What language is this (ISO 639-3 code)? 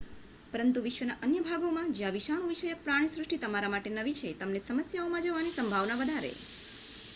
guj